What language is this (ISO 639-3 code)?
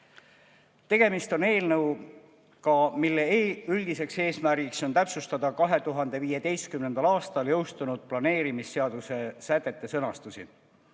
est